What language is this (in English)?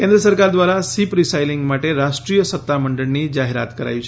Gujarati